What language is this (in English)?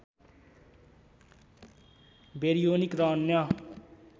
Nepali